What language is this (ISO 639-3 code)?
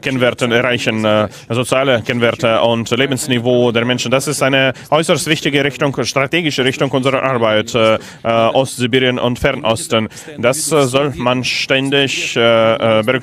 deu